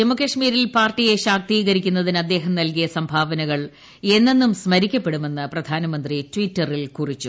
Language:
Malayalam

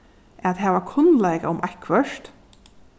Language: Faroese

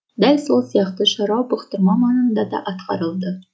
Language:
Kazakh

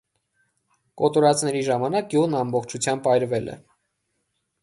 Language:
Armenian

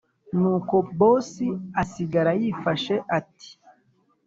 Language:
Kinyarwanda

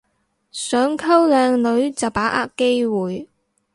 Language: Cantonese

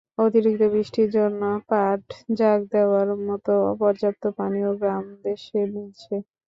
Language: Bangla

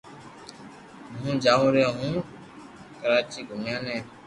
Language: Loarki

